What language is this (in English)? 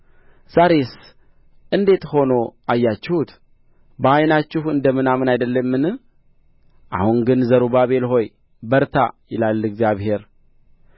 Amharic